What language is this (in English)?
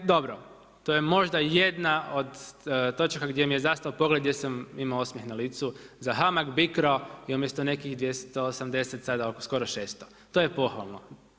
Croatian